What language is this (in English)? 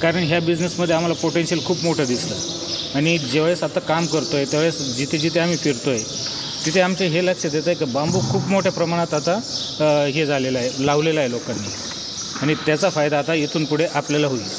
Hindi